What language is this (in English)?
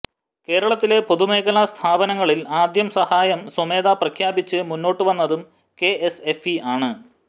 Malayalam